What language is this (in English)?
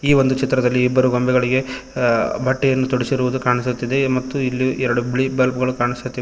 Kannada